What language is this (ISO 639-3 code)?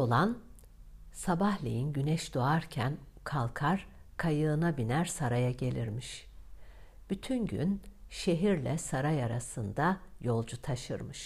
tur